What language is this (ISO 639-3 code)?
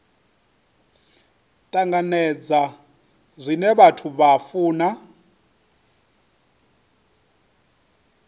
ven